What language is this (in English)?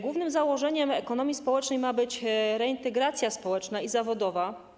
Polish